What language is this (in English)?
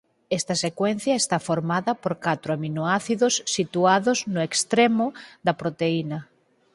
Galician